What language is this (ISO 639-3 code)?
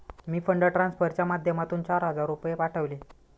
mar